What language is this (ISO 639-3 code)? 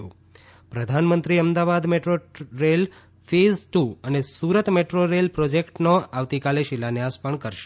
guj